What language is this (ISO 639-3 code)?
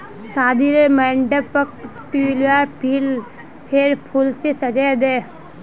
mag